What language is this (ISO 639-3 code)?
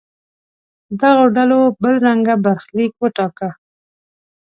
pus